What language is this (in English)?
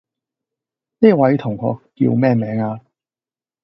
Cantonese